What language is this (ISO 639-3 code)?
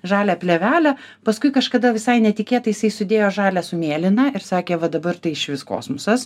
lit